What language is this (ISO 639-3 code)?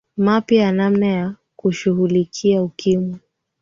swa